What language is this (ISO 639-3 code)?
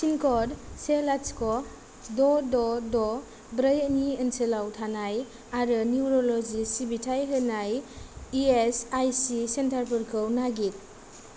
brx